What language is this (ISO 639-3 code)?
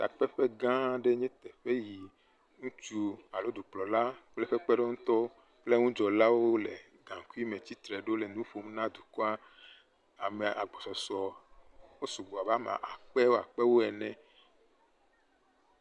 ewe